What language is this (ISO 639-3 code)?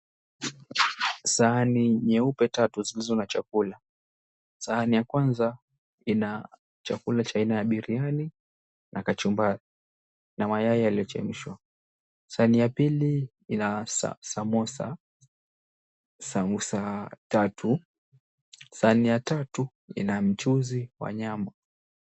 swa